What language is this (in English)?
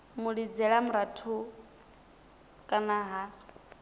Venda